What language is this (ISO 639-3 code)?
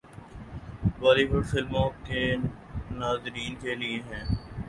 urd